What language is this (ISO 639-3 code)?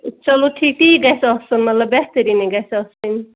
kas